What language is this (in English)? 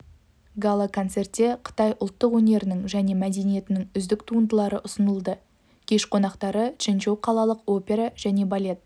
Kazakh